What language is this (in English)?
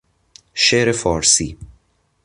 Persian